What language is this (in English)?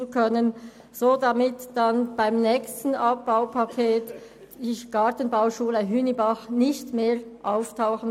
Swiss German